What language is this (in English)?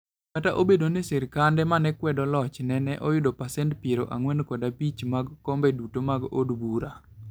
Luo (Kenya and Tanzania)